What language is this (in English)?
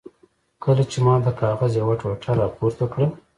Pashto